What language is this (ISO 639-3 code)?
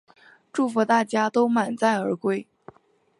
zho